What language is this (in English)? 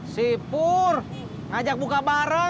Indonesian